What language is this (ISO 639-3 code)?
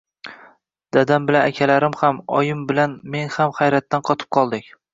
uzb